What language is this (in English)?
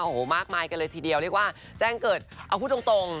Thai